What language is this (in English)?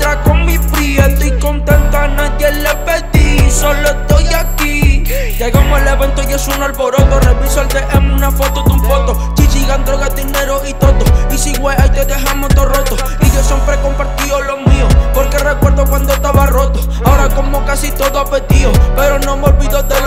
Portuguese